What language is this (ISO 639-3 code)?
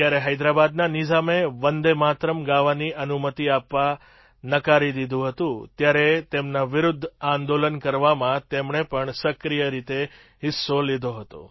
guj